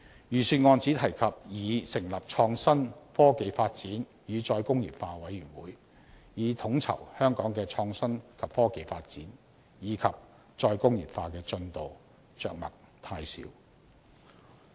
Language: Cantonese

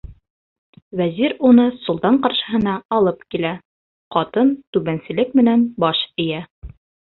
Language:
Bashkir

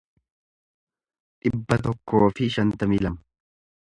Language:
Oromo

